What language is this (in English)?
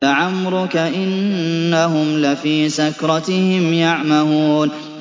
Arabic